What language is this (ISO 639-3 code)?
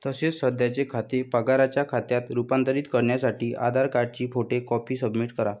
mar